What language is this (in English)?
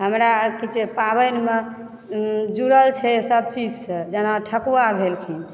Maithili